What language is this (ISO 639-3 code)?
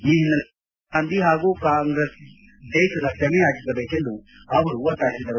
kan